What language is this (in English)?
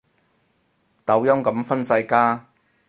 Cantonese